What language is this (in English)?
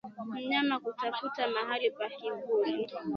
Swahili